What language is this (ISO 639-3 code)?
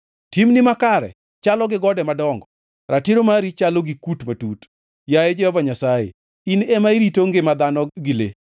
luo